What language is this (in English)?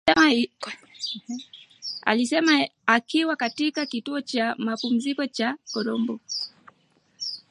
Swahili